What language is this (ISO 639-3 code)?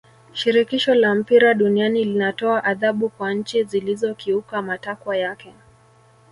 swa